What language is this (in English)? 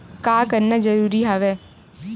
Chhattisgarhi